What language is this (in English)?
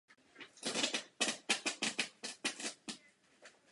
Czech